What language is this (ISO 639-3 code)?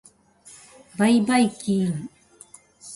jpn